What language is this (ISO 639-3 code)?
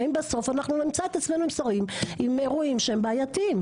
heb